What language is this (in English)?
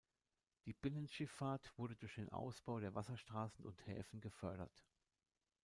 German